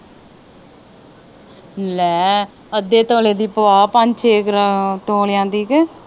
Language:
Punjabi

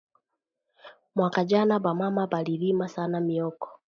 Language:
Swahili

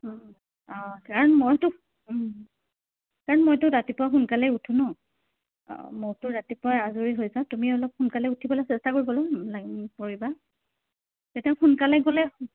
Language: Assamese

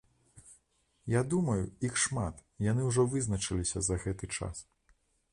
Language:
Belarusian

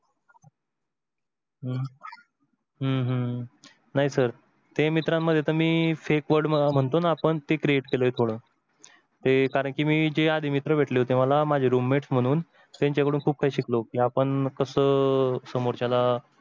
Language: Marathi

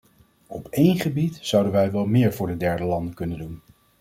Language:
Dutch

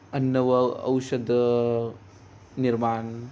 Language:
Marathi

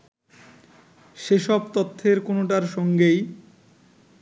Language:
Bangla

